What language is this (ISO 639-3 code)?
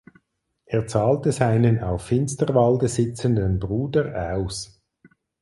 deu